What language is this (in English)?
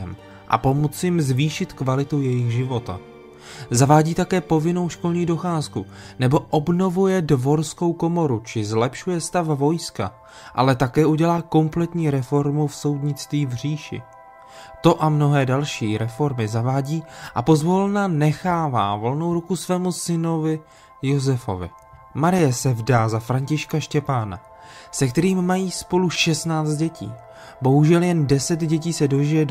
Czech